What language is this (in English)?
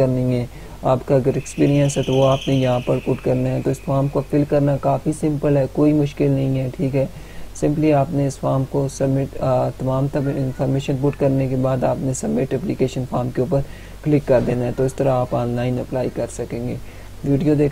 Romanian